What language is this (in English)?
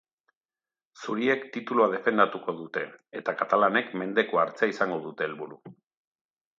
Basque